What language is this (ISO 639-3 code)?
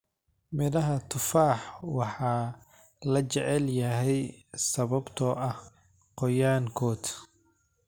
som